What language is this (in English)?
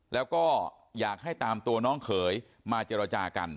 Thai